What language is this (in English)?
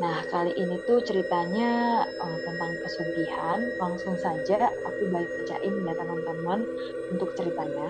Indonesian